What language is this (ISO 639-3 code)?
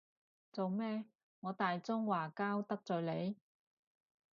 yue